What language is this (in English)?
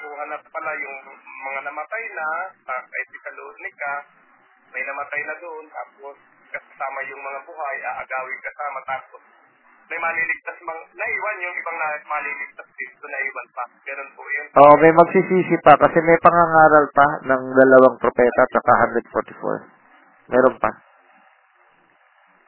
Filipino